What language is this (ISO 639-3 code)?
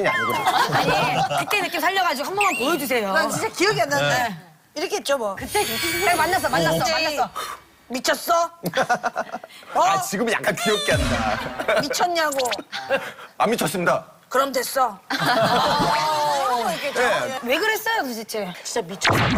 kor